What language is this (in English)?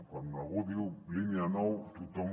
Catalan